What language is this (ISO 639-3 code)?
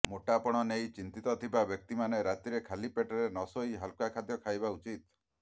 ori